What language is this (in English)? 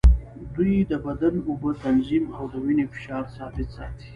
Pashto